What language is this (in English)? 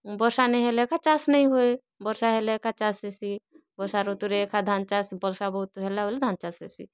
Odia